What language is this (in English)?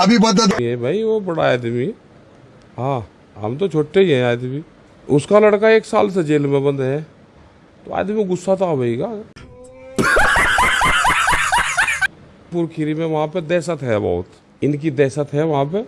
Hindi